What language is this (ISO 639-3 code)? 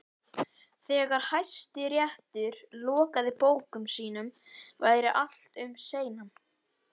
isl